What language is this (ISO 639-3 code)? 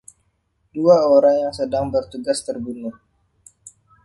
ind